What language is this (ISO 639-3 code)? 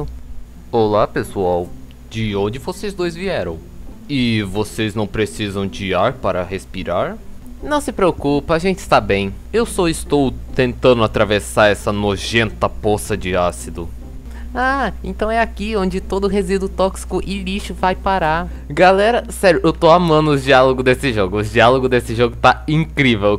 por